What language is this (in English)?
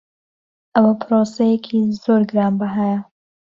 Central Kurdish